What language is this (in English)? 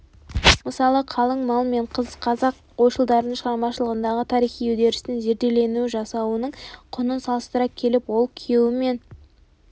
Kazakh